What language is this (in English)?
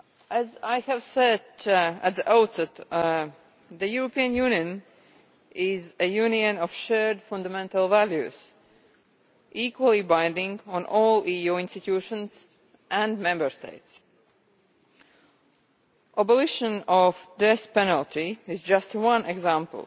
English